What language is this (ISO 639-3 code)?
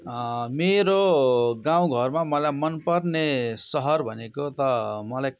nep